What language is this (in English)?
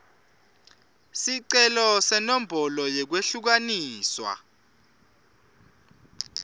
Swati